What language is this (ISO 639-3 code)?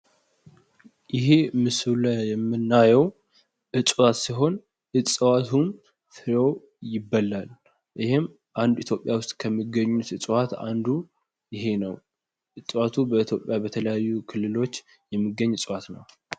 amh